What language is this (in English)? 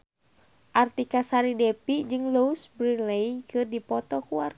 Sundanese